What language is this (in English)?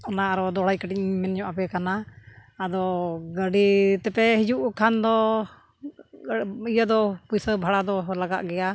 Santali